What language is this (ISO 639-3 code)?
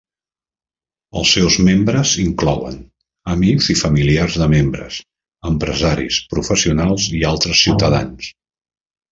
cat